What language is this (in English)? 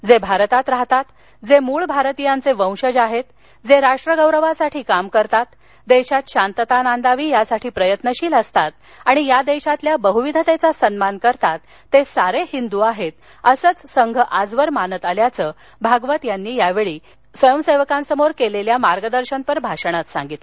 Marathi